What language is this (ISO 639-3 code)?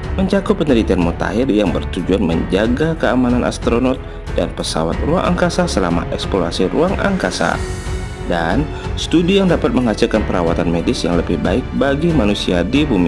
ind